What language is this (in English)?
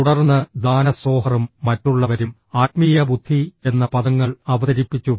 Malayalam